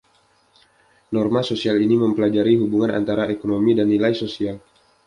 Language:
Indonesian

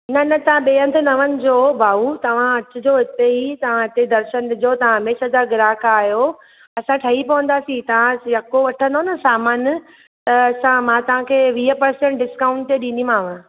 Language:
Sindhi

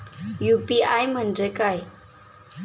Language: Marathi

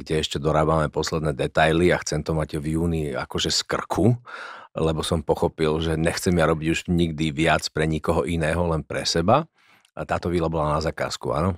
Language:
Slovak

